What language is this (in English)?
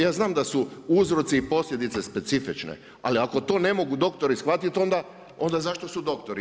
Croatian